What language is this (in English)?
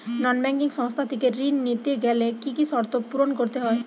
Bangla